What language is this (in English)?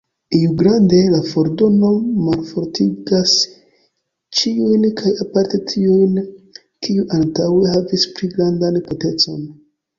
Esperanto